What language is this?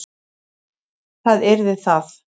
Icelandic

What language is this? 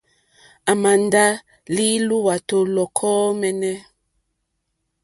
Mokpwe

